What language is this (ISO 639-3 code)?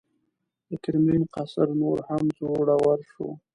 pus